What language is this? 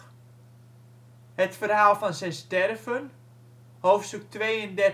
Dutch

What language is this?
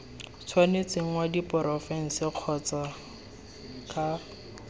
Tswana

